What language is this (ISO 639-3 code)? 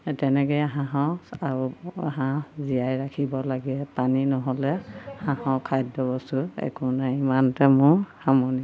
asm